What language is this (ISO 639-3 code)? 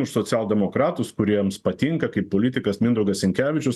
lit